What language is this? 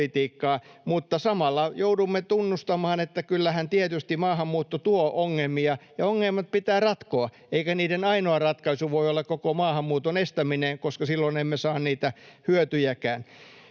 Finnish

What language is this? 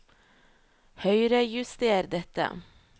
Norwegian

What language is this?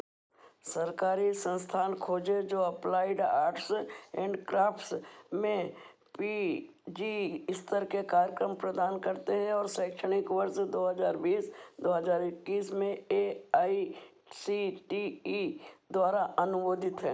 Hindi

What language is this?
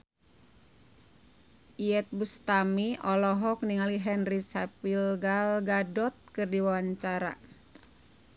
Sundanese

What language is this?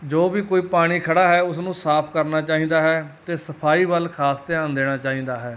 Punjabi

